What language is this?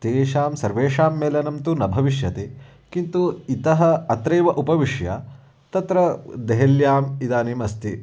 Sanskrit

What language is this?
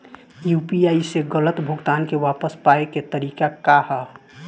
Bhojpuri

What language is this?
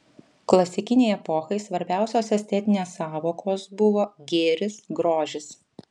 Lithuanian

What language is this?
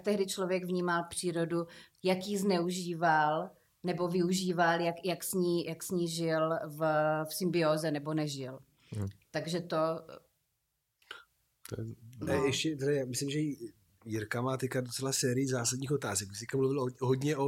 Czech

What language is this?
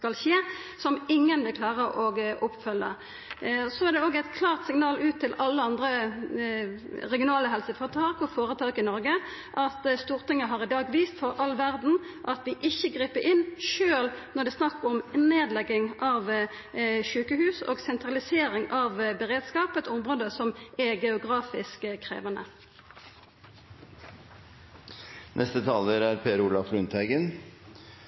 Norwegian Nynorsk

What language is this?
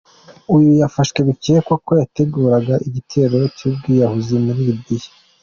Kinyarwanda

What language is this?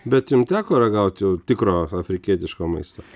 Lithuanian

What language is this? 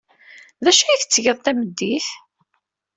Kabyle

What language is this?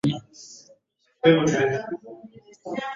Swahili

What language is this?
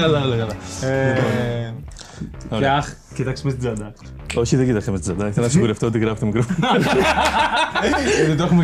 Greek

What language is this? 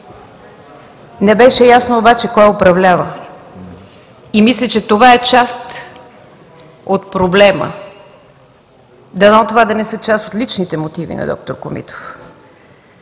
Bulgarian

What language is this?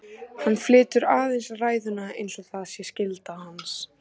Icelandic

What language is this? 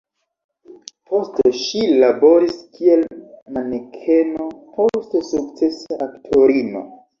Esperanto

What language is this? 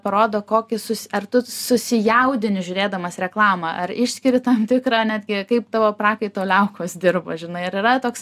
Lithuanian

